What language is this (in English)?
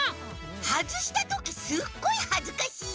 Japanese